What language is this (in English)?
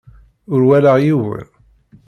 Kabyle